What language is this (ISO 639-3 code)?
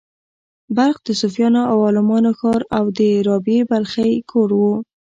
pus